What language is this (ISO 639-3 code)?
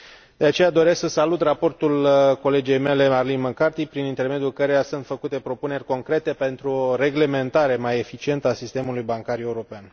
ron